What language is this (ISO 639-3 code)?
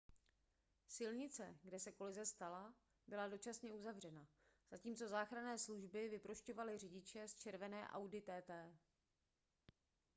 ces